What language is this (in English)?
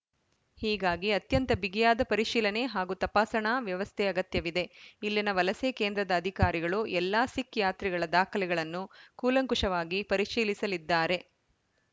Kannada